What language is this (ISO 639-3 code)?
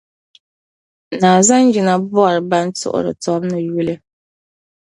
dag